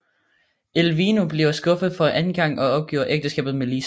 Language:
Danish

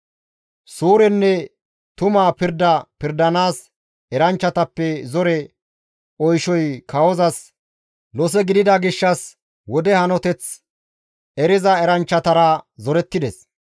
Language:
Gamo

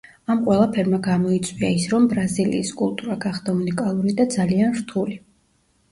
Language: Georgian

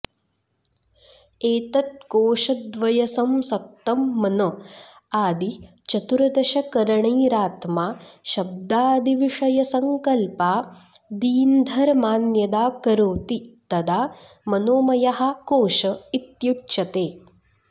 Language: Sanskrit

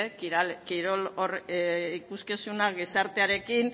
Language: Basque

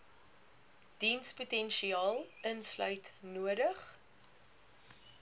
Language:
Afrikaans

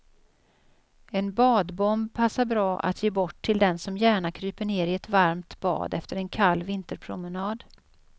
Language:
Swedish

